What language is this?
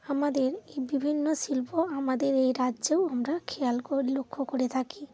Bangla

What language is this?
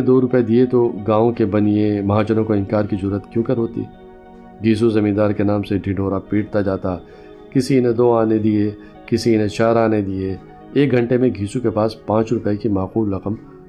Urdu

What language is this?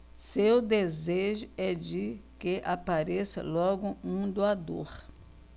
Portuguese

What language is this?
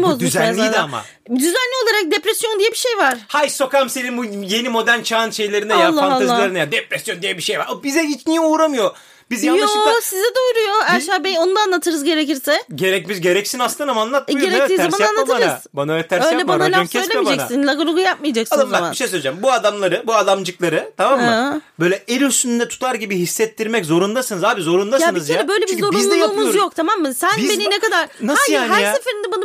Turkish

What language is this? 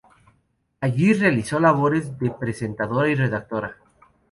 Spanish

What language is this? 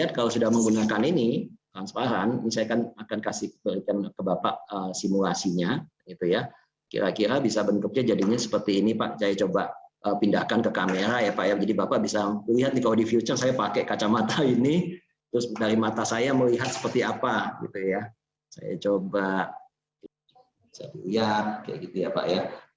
Indonesian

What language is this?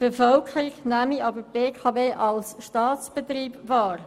Swiss German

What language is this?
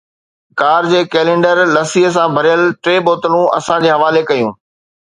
Sindhi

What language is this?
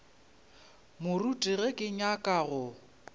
Northern Sotho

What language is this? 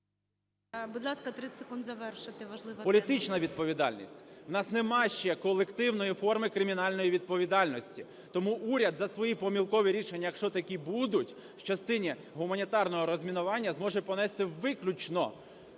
Ukrainian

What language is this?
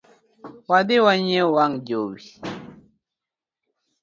Luo (Kenya and Tanzania)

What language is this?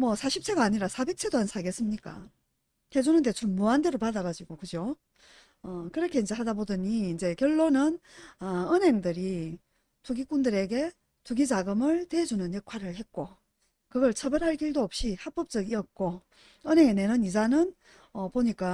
Korean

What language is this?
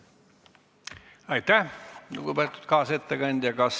Estonian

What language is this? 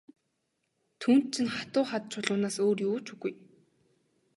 Mongolian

